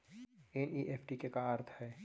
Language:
Chhattisgarhi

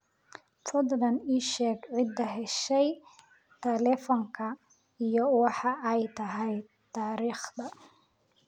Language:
Somali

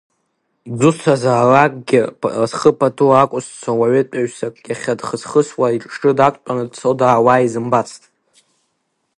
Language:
Abkhazian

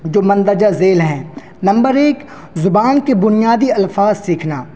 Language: Urdu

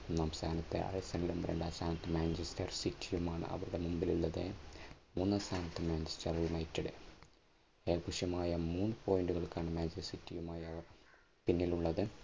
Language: Malayalam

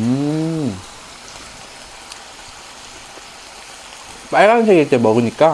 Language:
Korean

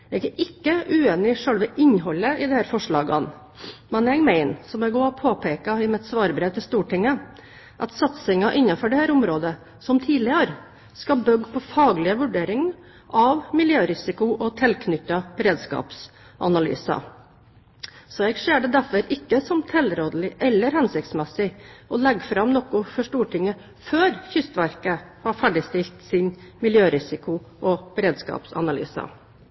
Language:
Norwegian Bokmål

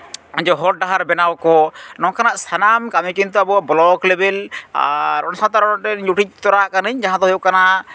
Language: Santali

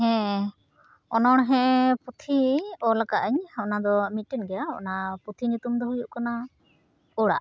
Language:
Santali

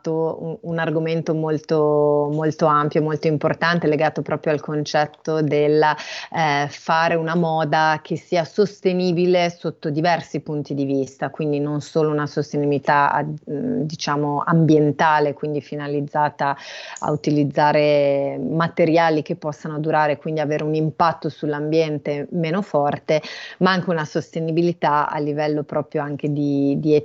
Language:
Italian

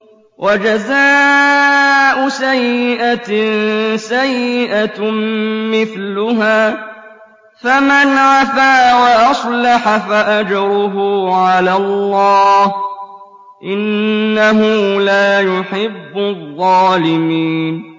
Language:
Arabic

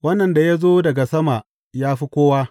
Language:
Hausa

